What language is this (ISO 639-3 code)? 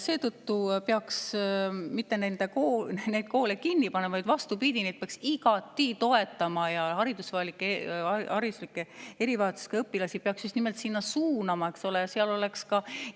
est